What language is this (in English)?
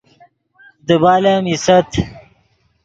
Yidgha